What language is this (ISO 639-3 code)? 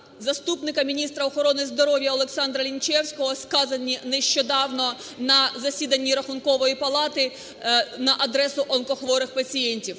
ukr